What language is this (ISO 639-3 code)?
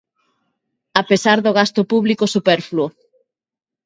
glg